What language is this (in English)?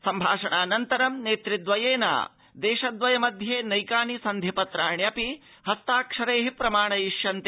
Sanskrit